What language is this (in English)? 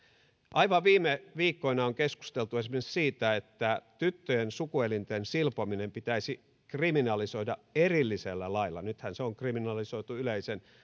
Finnish